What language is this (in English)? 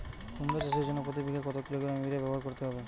Bangla